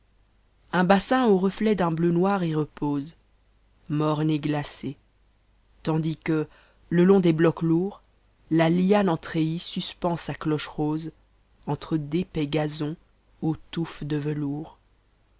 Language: French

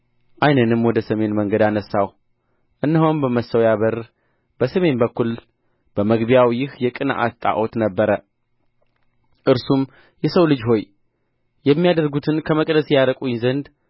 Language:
Amharic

